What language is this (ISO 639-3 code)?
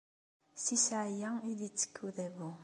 kab